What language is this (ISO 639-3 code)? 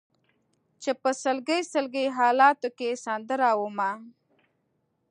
pus